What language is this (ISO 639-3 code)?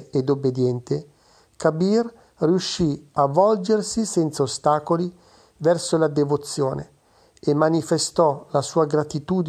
ita